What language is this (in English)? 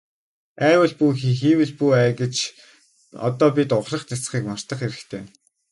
Mongolian